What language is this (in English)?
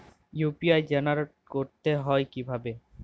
Bangla